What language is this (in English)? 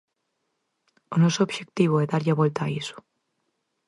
Galician